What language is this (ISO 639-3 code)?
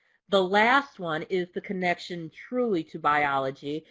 eng